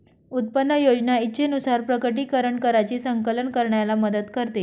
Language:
Marathi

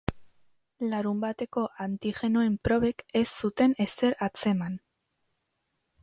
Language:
Basque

